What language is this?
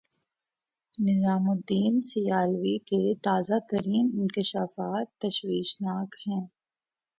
Urdu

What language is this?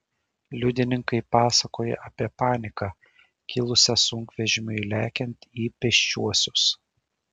Lithuanian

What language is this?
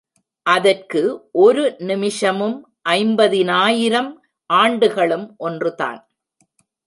Tamil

